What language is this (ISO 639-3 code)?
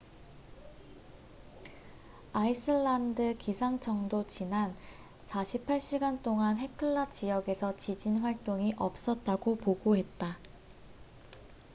kor